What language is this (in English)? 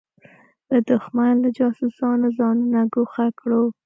Pashto